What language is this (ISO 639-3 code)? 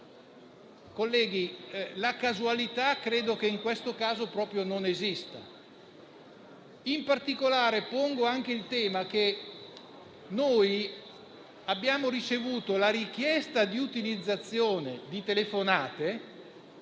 ita